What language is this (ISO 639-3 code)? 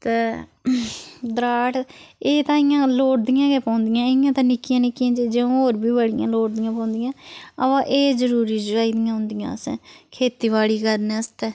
doi